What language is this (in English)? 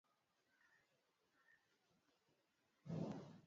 Swahili